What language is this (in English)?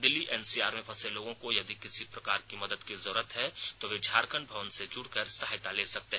Hindi